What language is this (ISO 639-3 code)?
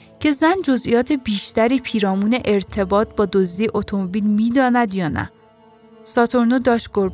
fas